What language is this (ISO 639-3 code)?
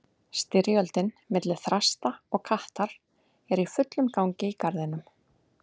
isl